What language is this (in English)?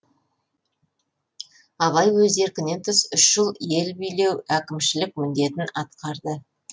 Kazakh